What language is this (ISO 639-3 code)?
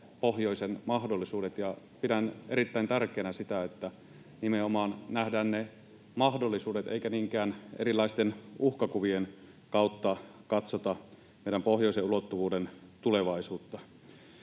fin